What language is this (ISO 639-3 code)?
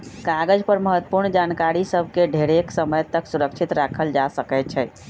mag